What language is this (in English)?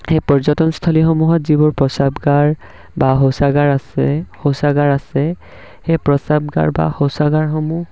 Assamese